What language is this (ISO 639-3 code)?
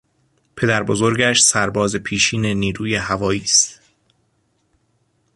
fas